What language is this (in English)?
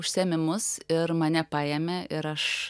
Lithuanian